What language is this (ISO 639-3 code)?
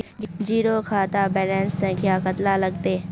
mag